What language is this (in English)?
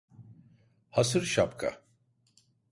Turkish